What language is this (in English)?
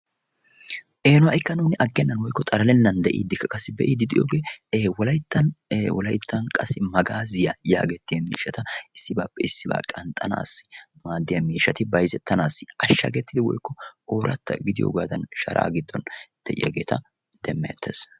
Wolaytta